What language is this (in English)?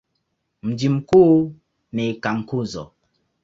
Swahili